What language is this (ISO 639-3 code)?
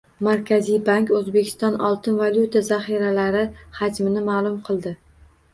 uzb